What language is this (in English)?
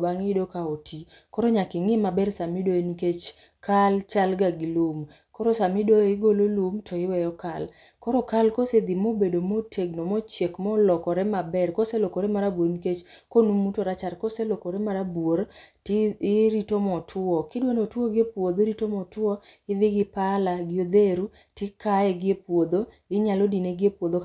Luo (Kenya and Tanzania)